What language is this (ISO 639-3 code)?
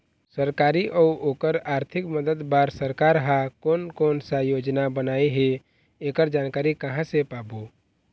hne